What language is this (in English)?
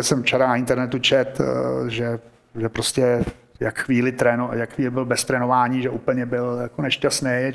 Czech